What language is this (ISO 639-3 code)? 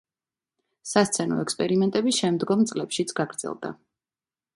kat